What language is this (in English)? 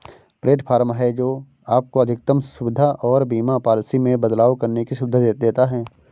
Hindi